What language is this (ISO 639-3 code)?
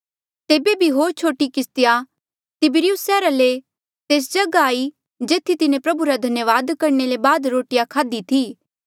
mjl